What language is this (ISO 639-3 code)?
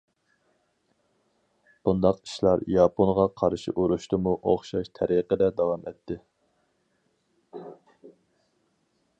uig